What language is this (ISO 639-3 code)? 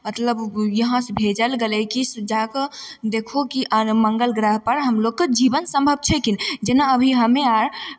mai